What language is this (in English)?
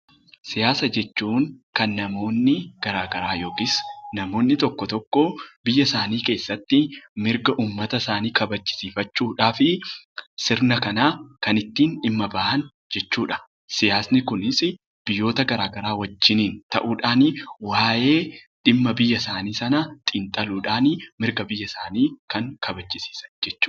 Oromo